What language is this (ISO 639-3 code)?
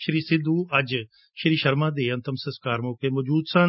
pan